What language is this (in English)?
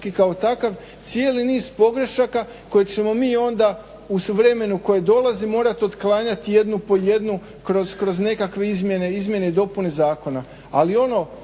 Croatian